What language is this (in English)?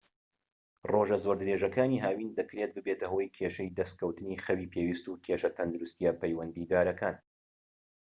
Central Kurdish